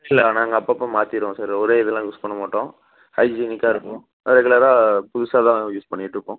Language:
Tamil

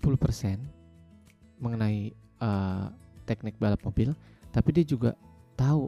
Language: Indonesian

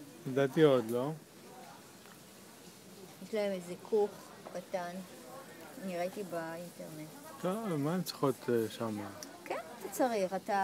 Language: Hebrew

